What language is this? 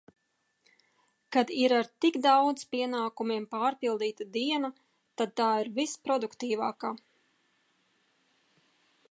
Latvian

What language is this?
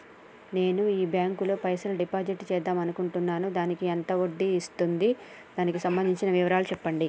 Telugu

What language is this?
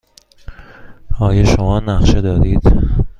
Persian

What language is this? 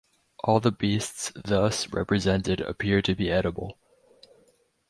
English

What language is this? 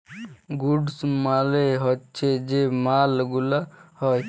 Bangla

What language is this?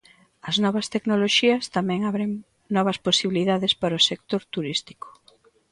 Galician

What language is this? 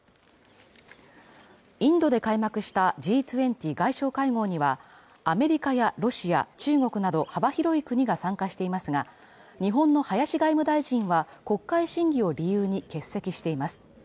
Japanese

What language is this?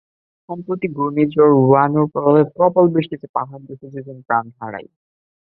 Bangla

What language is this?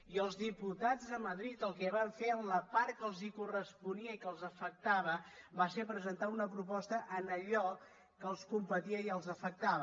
Catalan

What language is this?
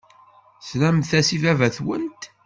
Kabyle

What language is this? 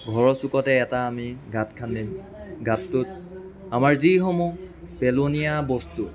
Assamese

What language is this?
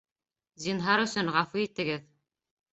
Bashkir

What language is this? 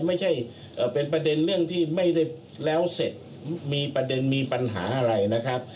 Thai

